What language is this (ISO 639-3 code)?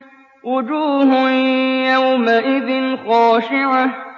ara